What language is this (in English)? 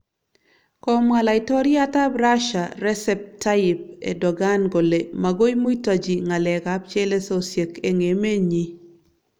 Kalenjin